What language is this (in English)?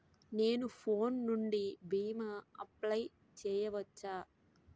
Telugu